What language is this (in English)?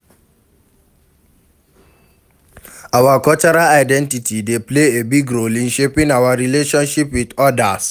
Nigerian Pidgin